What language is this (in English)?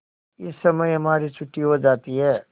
Hindi